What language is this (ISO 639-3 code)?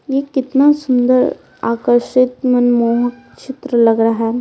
hin